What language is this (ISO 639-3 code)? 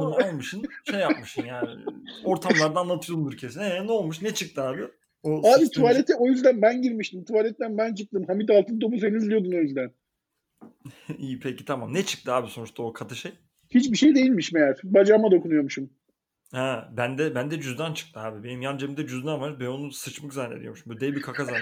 tur